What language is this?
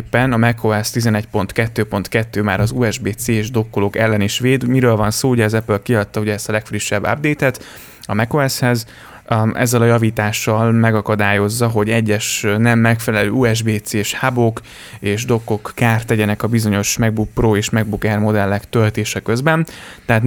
Hungarian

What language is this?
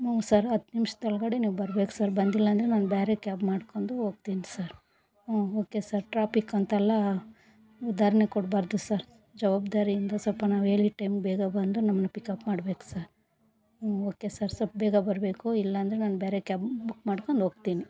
Kannada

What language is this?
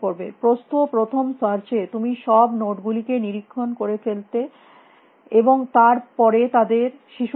Bangla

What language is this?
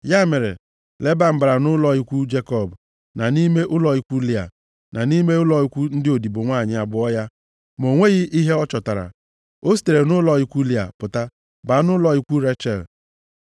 Igbo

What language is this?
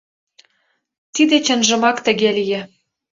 Mari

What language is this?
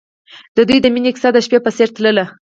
Pashto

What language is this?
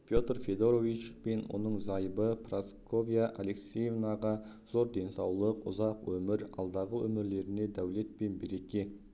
Kazakh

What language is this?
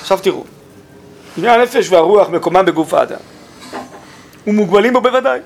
Hebrew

